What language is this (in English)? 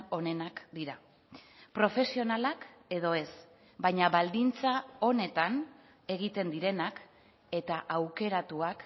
Basque